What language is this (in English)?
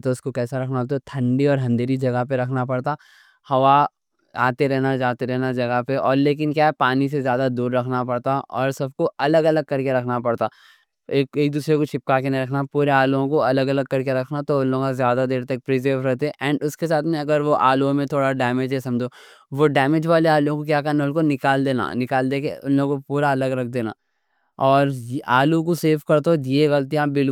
Deccan